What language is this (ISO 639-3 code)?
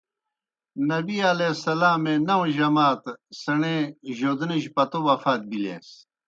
plk